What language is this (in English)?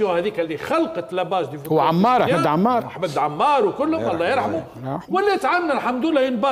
Arabic